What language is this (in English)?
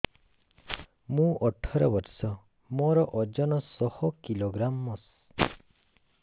Odia